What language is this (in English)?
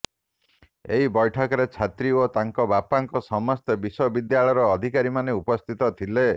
Odia